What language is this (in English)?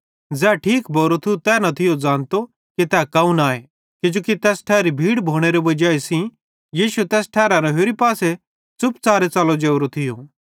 Bhadrawahi